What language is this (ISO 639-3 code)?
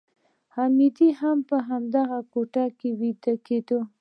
pus